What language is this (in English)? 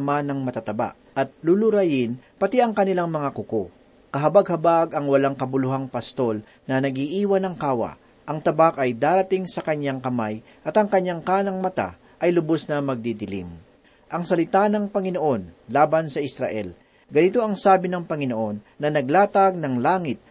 Filipino